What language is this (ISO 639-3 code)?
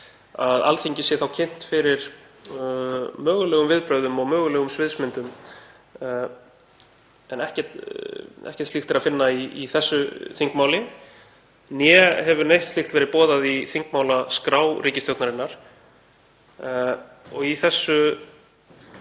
isl